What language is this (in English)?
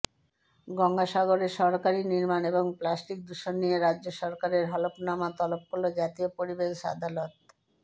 Bangla